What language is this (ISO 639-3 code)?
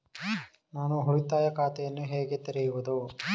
kan